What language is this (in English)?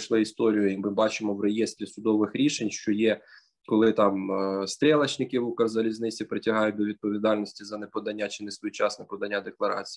Ukrainian